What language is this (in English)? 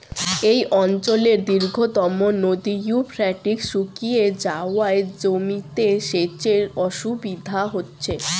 Bangla